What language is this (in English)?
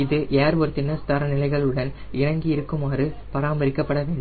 Tamil